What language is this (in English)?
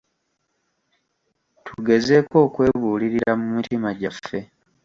Ganda